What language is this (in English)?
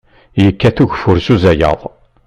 Kabyle